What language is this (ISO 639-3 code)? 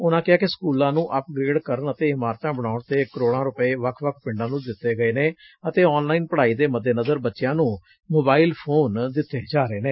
pan